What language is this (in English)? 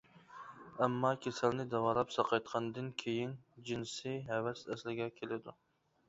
Uyghur